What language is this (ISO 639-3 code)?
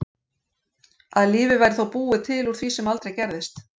isl